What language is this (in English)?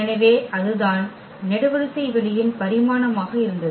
Tamil